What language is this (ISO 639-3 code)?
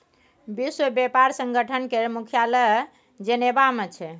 mai